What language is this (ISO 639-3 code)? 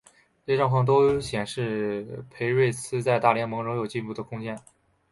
zho